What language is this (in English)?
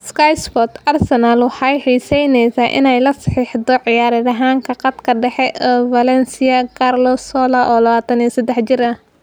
Somali